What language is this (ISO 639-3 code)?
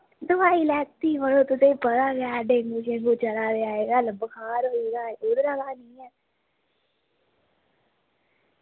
doi